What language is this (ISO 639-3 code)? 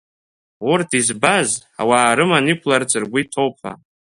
abk